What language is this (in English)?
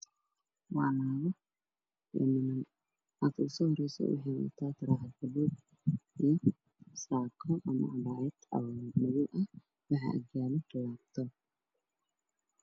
Somali